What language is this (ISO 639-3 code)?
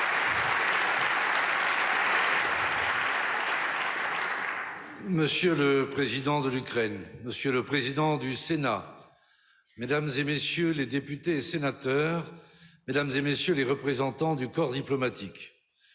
fra